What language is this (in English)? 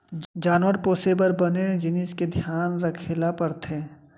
Chhattisgarhi